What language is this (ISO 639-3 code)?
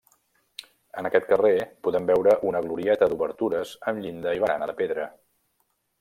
cat